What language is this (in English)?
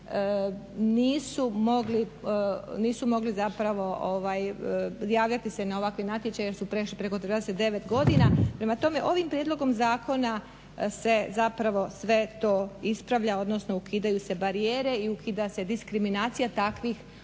Croatian